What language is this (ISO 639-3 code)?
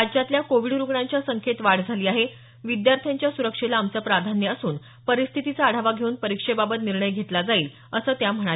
mar